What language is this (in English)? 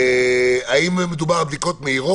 Hebrew